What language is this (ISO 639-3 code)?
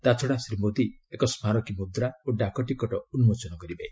ori